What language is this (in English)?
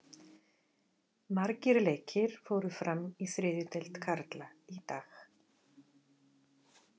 Icelandic